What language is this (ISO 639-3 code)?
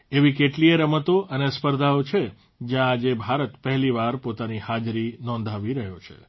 guj